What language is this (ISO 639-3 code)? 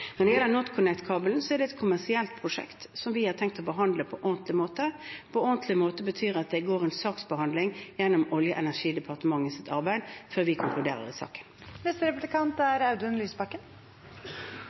nob